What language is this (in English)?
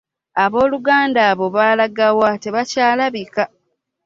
Ganda